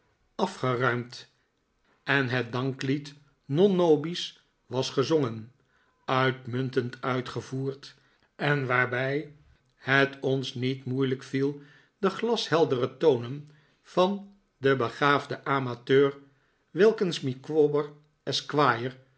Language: Dutch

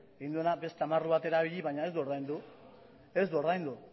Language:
Basque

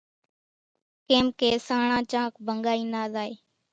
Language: Kachi Koli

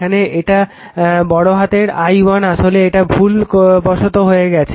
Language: Bangla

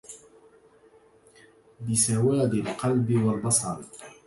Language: Arabic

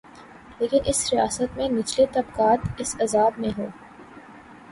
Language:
Urdu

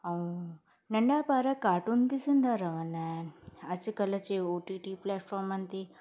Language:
Sindhi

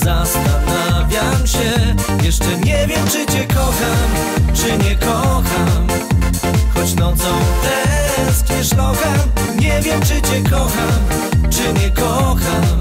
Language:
Polish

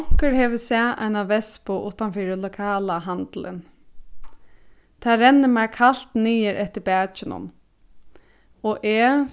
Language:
Faroese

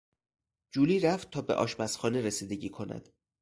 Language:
Persian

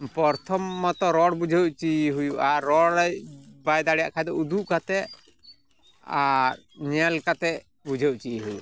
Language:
Santali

